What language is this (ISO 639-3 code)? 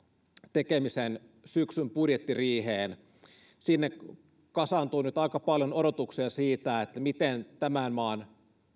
fin